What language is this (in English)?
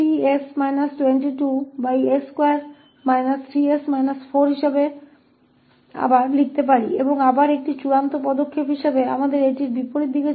Hindi